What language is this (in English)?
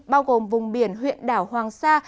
Vietnamese